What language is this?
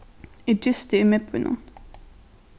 Faroese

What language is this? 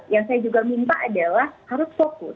Indonesian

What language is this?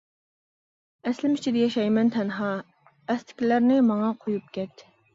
Uyghur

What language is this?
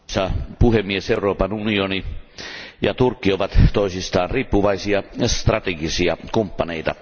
Finnish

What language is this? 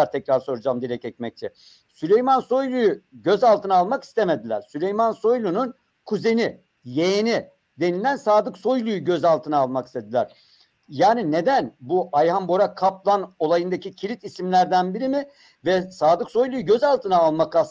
Turkish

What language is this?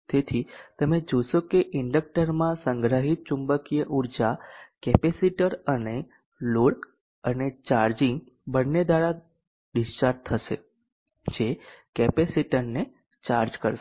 Gujarati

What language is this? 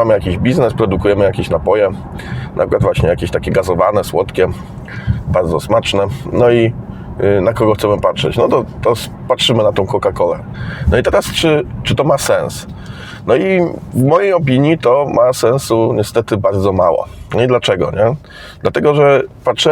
Polish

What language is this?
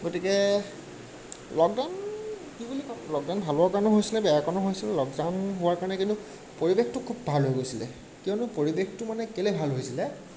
Assamese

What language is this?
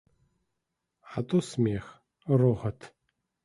Belarusian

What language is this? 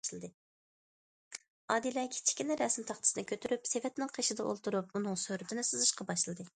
Uyghur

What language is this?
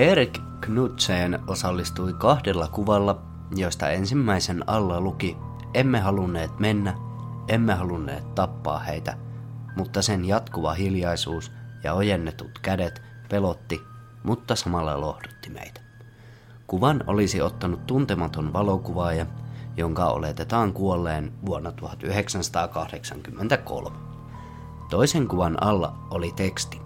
Finnish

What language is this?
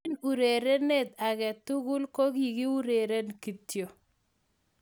Kalenjin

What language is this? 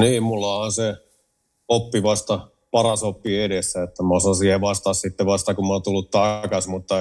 Finnish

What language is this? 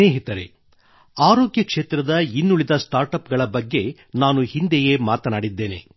Kannada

